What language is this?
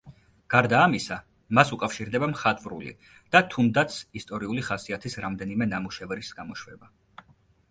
Georgian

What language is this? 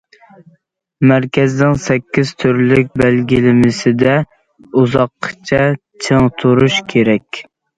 Uyghur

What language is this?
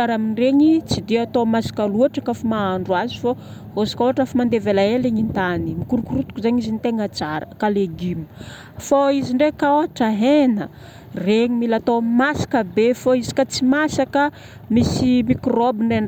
Northern Betsimisaraka Malagasy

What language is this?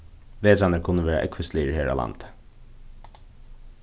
Faroese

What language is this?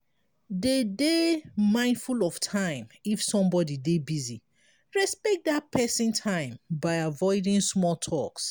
Nigerian Pidgin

